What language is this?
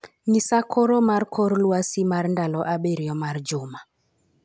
Luo (Kenya and Tanzania)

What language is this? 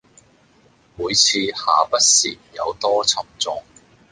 Cantonese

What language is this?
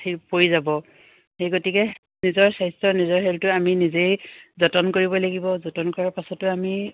Assamese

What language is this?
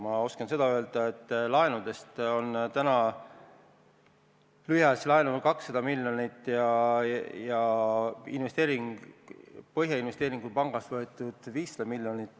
Estonian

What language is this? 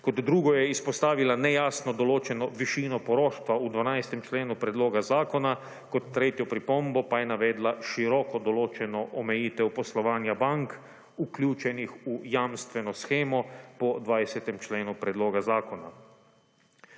Slovenian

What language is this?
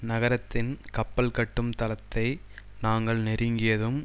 Tamil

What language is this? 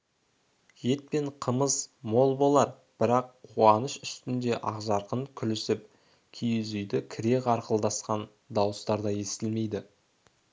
Kazakh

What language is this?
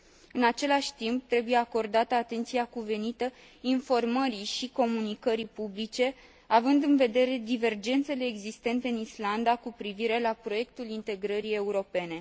Romanian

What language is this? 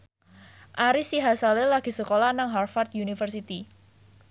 Javanese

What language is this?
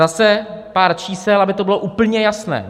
Czech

